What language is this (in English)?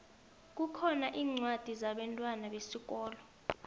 South Ndebele